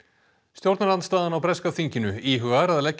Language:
Icelandic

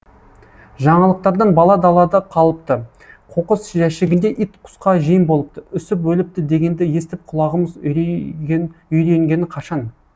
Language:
Kazakh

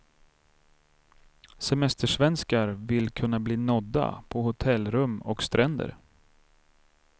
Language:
Swedish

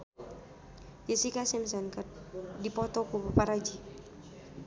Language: Sundanese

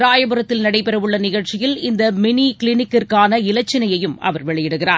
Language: Tamil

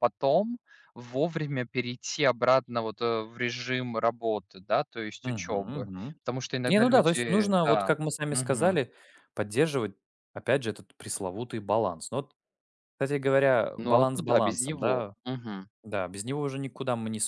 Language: Russian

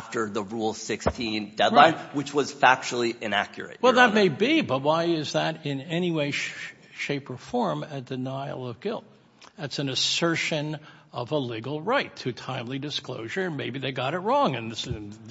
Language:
English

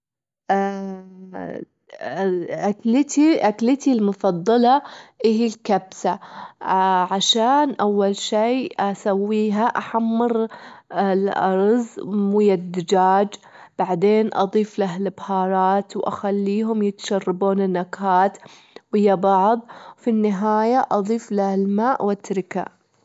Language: Gulf Arabic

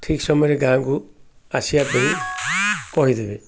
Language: Odia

